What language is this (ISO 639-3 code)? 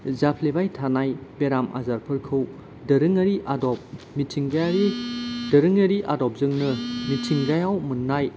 brx